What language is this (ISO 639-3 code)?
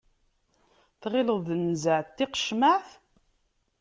kab